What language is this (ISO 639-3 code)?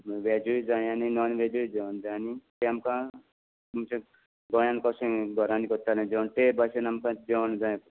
kok